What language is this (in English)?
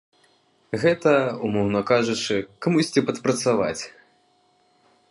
Belarusian